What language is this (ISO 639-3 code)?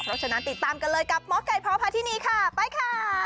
tha